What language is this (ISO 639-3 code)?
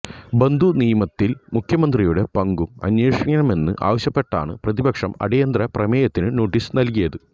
mal